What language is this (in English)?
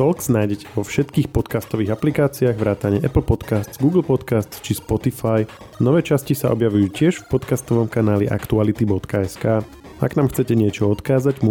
Slovak